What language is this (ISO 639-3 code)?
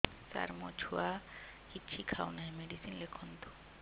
ori